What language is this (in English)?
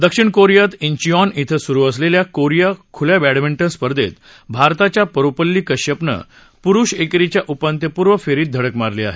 Marathi